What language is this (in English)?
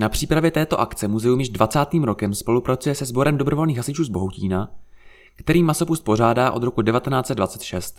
Czech